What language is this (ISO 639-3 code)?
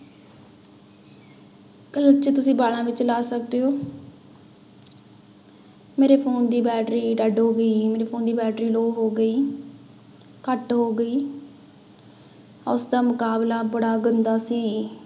pan